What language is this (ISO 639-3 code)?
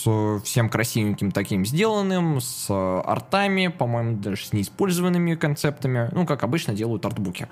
rus